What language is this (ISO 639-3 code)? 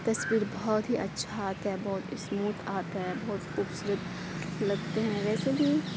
urd